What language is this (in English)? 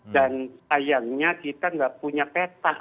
Indonesian